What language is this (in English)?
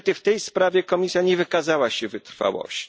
Polish